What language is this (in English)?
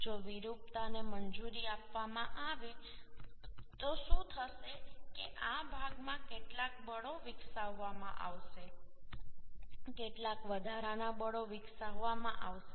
Gujarati